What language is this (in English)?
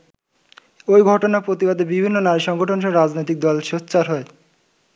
Bangla